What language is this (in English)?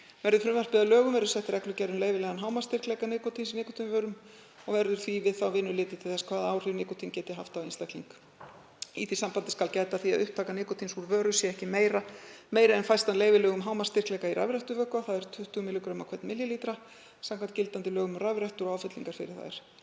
Icelandic